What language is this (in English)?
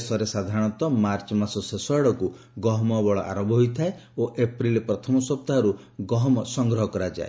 Odia